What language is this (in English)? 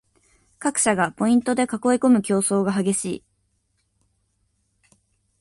Japanese